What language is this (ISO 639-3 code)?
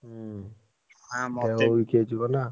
ori